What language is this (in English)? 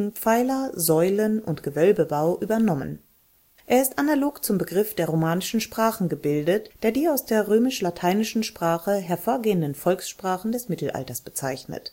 German